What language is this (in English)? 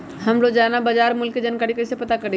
Magahi